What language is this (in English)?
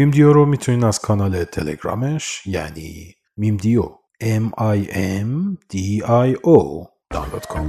Persian